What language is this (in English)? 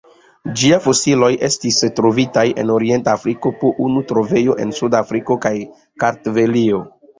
Esperanto